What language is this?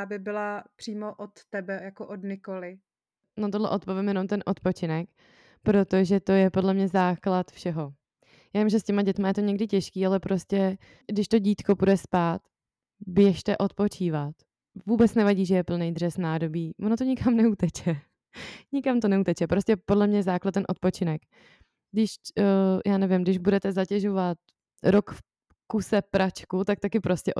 Czech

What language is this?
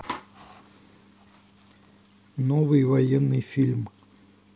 Russian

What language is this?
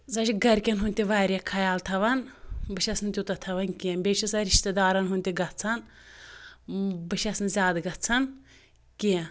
Kashmiri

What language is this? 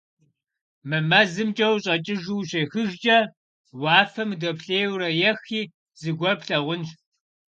Kabardian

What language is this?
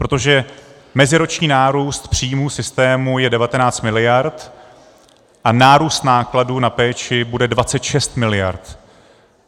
Czech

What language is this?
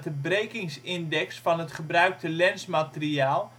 Dutch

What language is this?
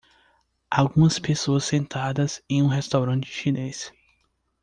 Portuguese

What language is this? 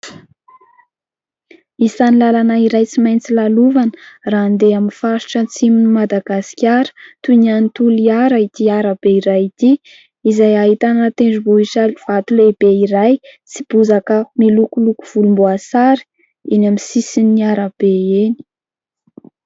Malagasy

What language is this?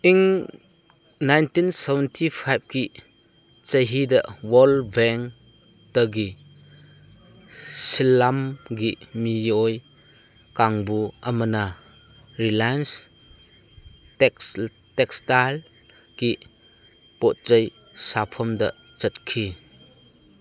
Manipuri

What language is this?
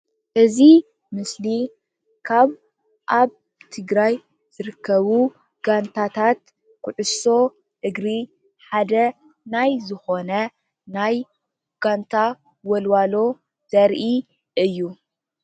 Tigrinya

